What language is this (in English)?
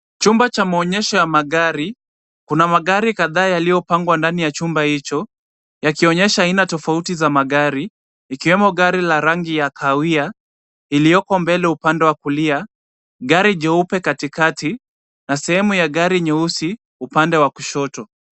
Swahili